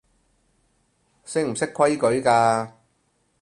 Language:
Cantonese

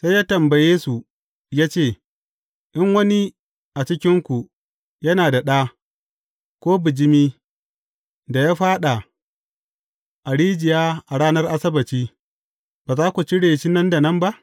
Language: Hausa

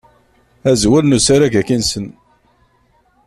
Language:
Kabyle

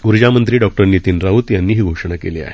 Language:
Marathi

